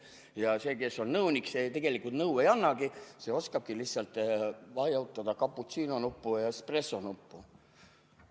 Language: Estonian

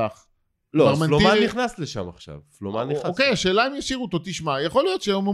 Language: Hebrew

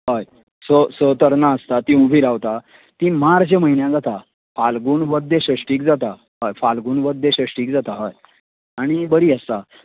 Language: Konkani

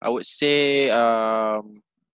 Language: English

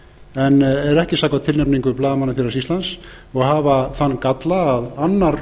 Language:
Icelandic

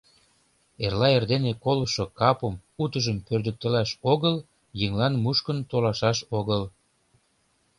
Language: Mari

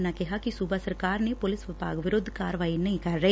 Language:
Punjabi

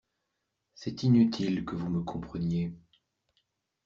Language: French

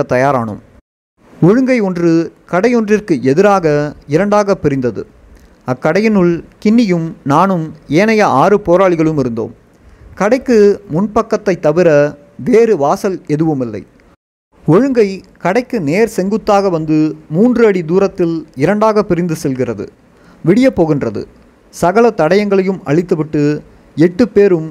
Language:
Tamil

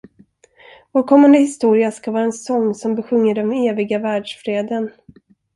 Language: Swedish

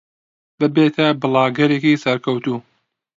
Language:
Central Kurdish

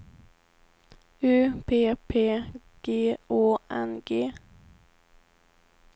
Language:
Swedish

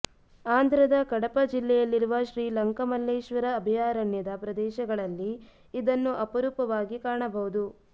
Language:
Kannada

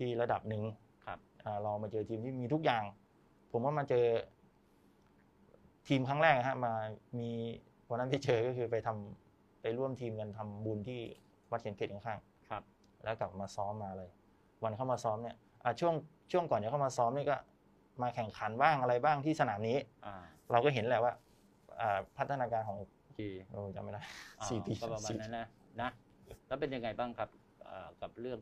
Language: Thai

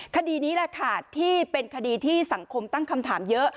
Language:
Thai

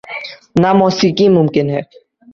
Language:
Urdu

